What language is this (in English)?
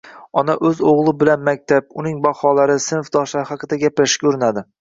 Uzbek